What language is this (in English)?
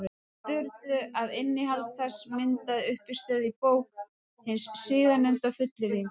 Icelandic